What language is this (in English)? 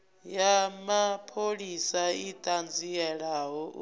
Venda